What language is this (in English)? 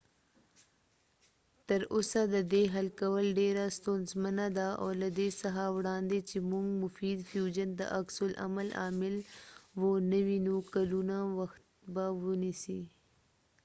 Pashto